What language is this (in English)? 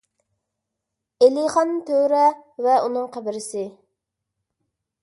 Uyghur